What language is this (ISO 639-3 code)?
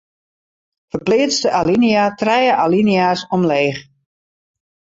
fry